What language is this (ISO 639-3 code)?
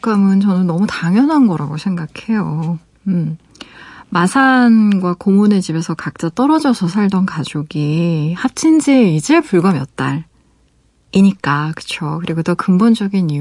kor